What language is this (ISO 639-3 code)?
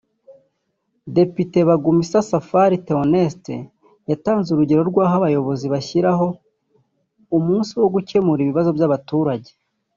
kin